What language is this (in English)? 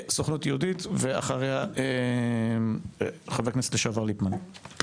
Hebrew